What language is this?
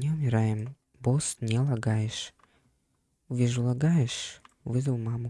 Russian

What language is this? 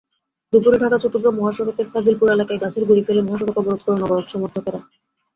Bangla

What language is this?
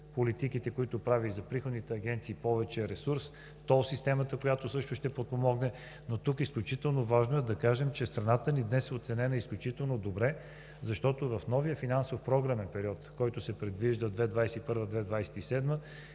Bulgarian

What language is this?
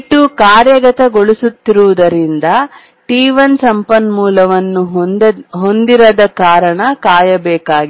Kannada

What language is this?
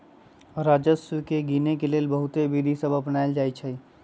Magahi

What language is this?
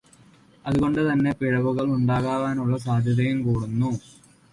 Malayalam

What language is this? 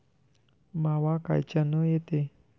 Marathi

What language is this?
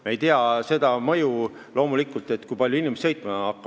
Estonian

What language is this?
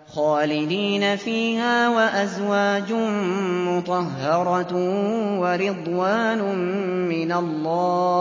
Arabic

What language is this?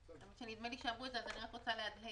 Hebrew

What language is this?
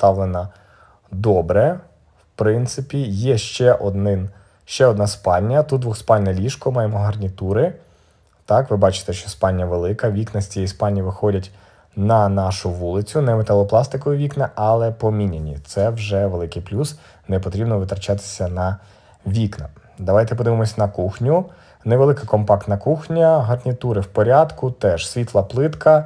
Ukrainian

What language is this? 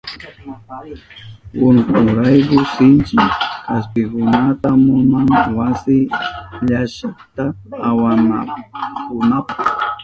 Southern Pastaza Quechua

